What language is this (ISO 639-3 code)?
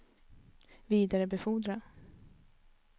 swe